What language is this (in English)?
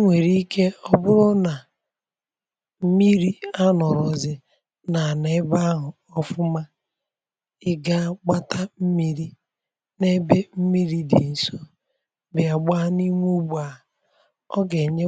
Igbo